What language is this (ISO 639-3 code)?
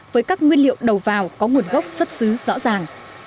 vie